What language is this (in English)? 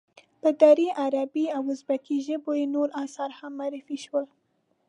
Pashto